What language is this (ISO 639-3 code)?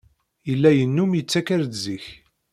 kab